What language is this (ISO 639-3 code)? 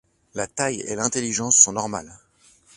fra